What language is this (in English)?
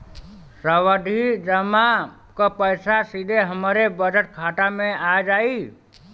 Bhojpuri